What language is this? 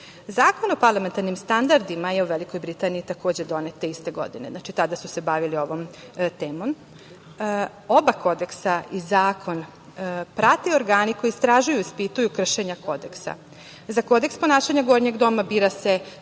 Serbian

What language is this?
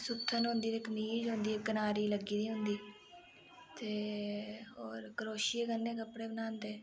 Dogri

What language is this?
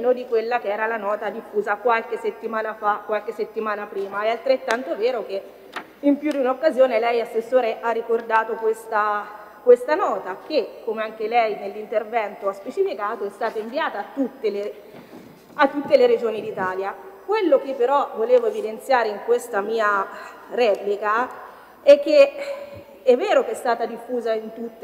Italian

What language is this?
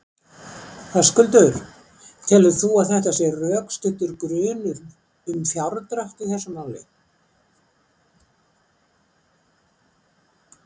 Icelandic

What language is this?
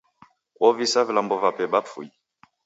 Taita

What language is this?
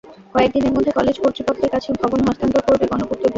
Bangla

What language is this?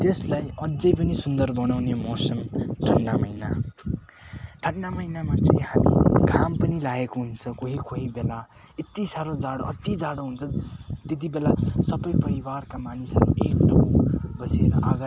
Nepali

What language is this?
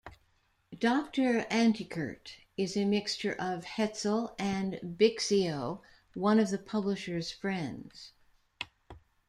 English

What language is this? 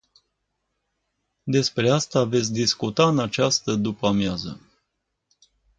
Romanian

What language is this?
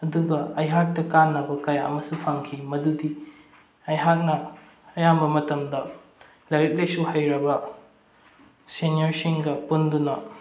Manipuri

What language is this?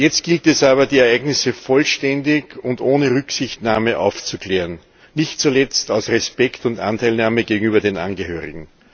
German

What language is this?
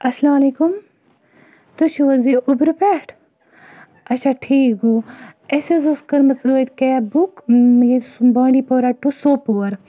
Kashmiri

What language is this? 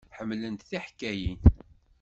Kabyle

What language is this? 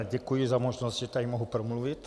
Czech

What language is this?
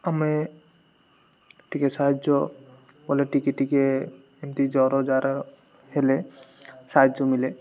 Odia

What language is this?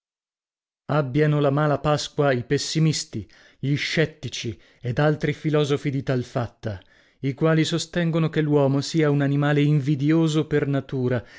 Italian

